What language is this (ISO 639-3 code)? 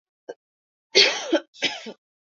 swa